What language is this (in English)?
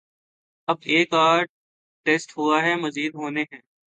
Urdu